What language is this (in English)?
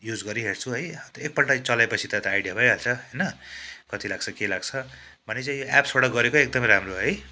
Nepali